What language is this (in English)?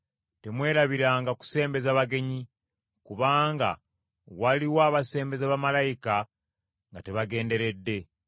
Ganda